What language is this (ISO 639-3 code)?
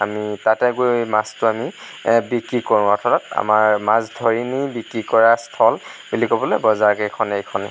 asm